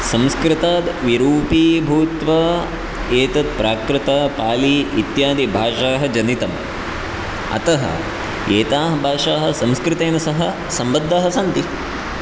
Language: Sanskrit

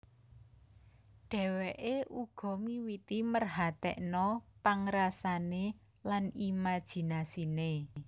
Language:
Javanese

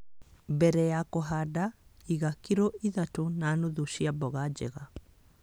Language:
Kikuyu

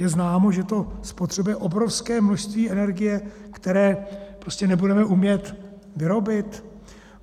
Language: Czech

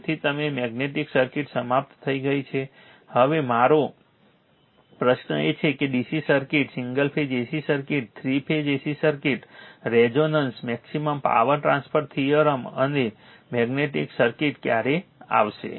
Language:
Gujarati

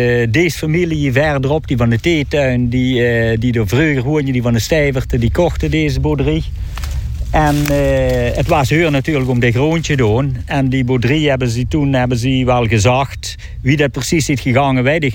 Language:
Dutch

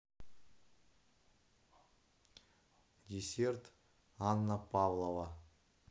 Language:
Russian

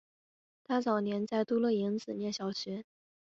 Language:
Chinese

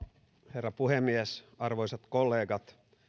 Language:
Finnish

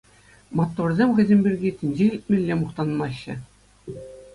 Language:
Chuvash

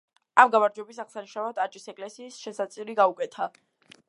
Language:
Georgian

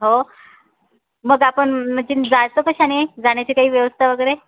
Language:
Marathi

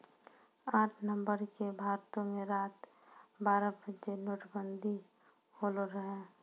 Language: Maithili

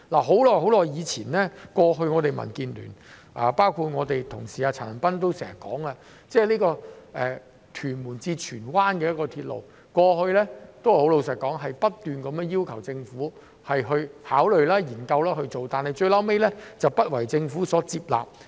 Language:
Cantonese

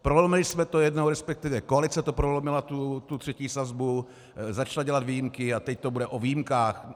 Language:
Czech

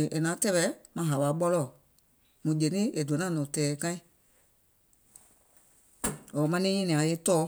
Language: Gola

